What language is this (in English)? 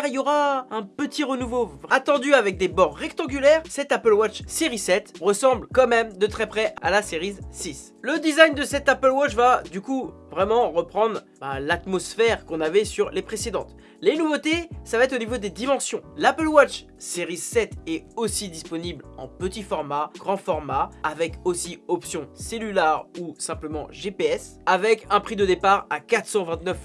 French